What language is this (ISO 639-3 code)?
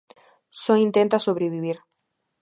glg